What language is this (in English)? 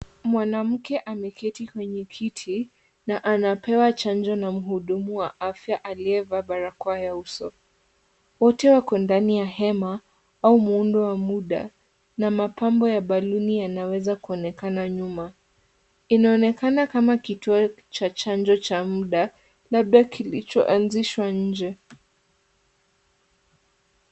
Swahili